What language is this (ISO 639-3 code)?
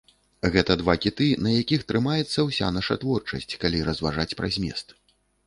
bel